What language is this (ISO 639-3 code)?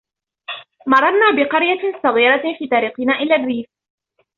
ara